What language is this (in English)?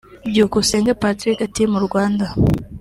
Kinyarwanda